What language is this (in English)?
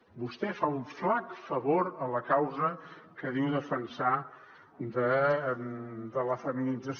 Catalan